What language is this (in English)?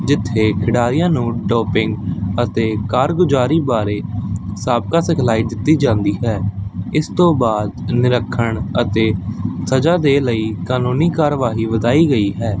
Punjabi